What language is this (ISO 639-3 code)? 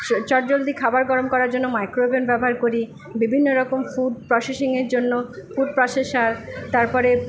ben